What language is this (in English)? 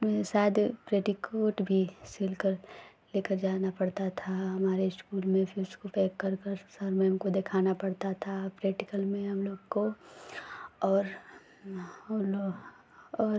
Hindi